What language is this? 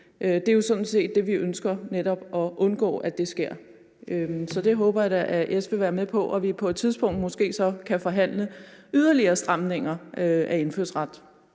Danish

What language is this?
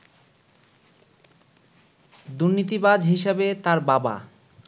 Bangla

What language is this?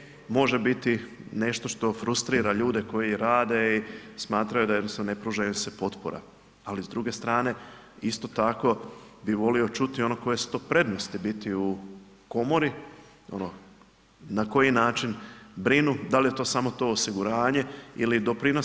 Croatian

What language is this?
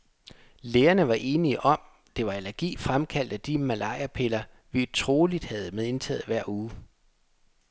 Danish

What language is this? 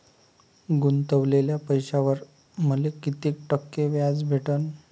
Marathi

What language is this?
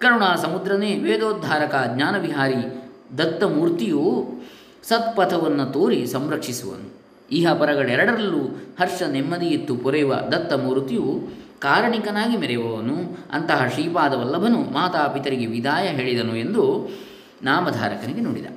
Kannada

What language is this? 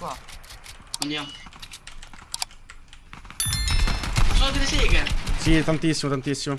Italian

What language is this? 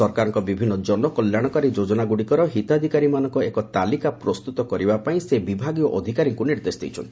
Odia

